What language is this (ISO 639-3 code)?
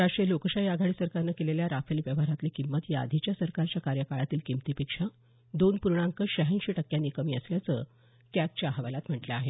mar